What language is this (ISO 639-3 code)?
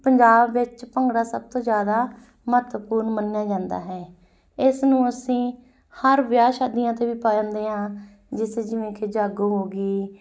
pan